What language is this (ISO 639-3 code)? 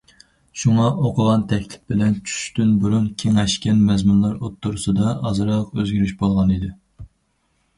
uig